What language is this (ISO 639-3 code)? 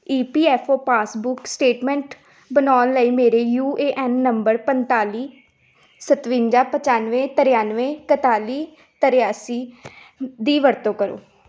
pan